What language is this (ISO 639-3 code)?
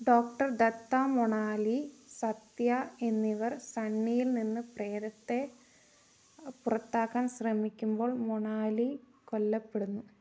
mal